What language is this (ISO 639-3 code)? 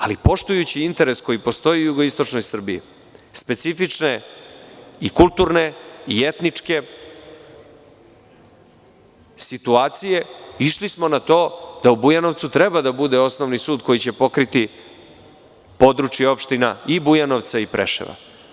srp